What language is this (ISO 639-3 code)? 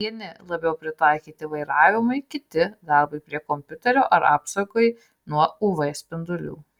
lit